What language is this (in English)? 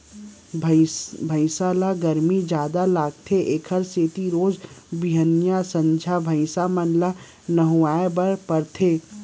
Chhattisgarhi